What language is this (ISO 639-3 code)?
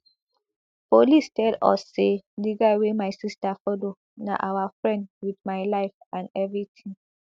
pcm